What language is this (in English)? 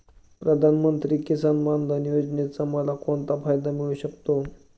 Marathi